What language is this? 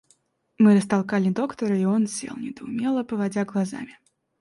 Russian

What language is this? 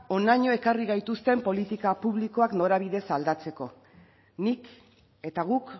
Basque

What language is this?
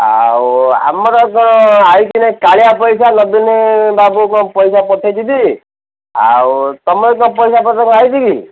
Odia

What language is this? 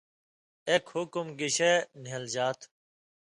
Indus Kohistani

